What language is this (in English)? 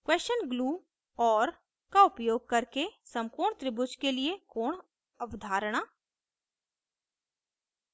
Hindi